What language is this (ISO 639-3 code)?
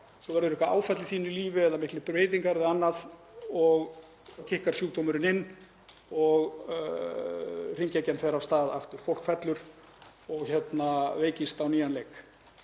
isl